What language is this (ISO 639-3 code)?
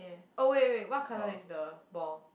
eng